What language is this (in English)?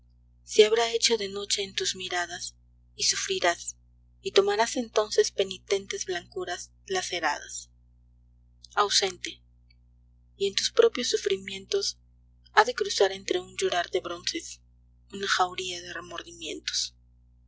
Spanish